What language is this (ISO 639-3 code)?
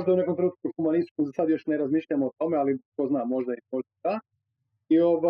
hrv